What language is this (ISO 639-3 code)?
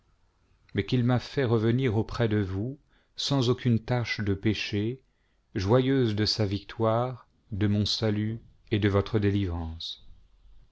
fra